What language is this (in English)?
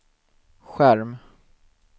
Swedish